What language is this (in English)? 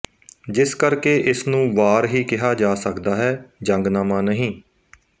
Punjabi